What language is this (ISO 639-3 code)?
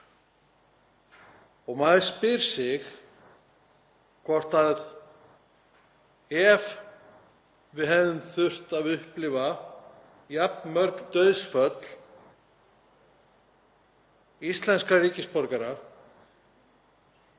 isl